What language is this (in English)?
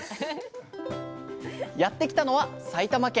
Japanese